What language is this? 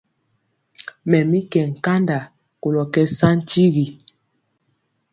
Mpiemo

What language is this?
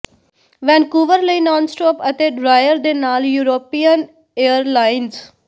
Punjabi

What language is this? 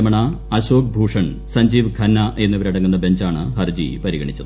Malayalam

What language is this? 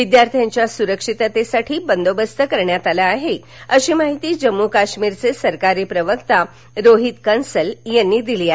Marathi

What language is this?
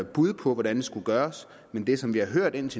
Danish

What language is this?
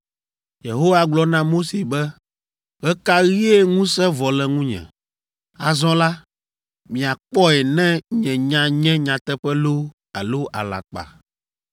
Ewe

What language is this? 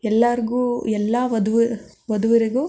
Kannada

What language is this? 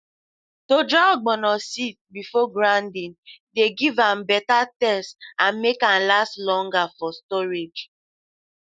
Nigerian Pidgin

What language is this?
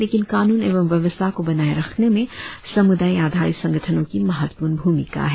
Hindi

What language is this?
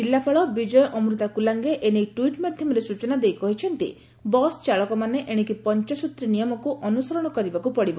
Odia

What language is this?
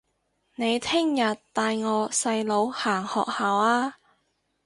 Cantonese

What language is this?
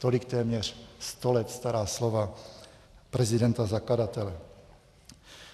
Czech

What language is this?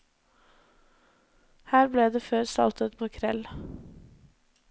Norwegian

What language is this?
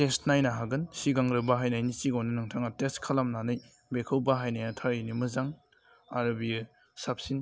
Bodo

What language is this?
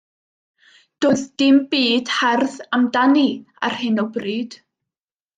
Welsh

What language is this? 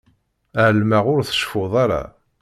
Kabyle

